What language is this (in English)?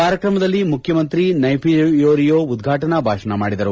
Kannada